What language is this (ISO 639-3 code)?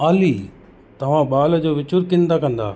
snd